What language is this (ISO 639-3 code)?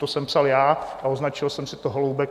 ces